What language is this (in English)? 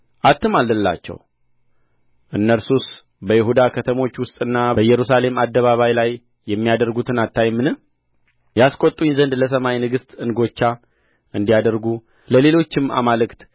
Amharic